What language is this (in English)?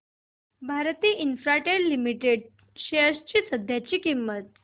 Marathi